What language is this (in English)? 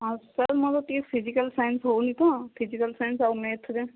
Odia